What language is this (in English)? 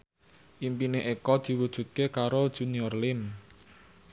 Javanese